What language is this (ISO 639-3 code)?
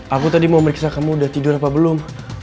ind